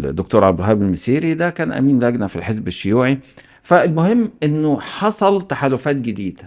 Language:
Arabic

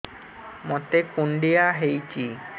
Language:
Odia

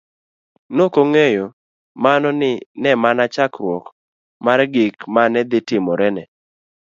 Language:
Luo (Kenya and Tanzania)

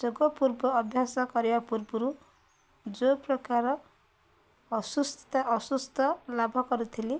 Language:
Odia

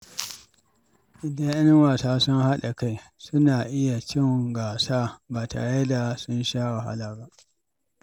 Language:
Hausa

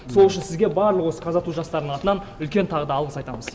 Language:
Kazakh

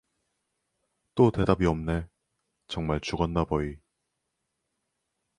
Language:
Korean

